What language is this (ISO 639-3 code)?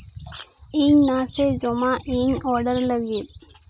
sat